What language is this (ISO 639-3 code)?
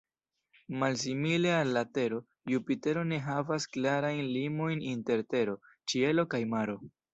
epo